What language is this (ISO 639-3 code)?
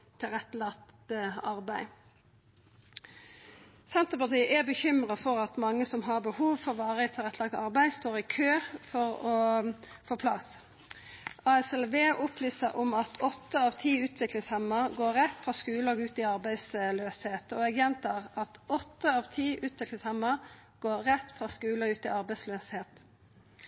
nno